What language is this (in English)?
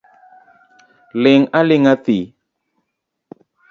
Luo (Kenya and Tanzania)